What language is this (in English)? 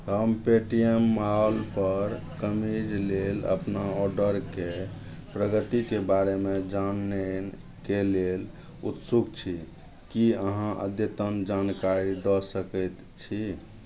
Maithili